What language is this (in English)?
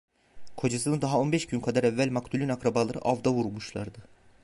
Turkish